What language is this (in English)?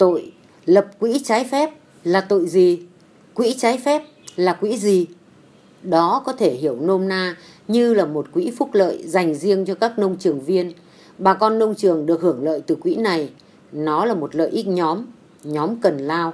Vietnamese